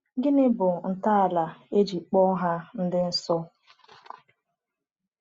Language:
Igbo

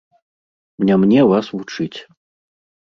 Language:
Belarusian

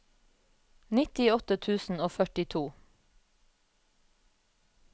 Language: Norwegian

